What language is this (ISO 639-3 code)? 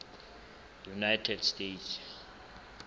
sot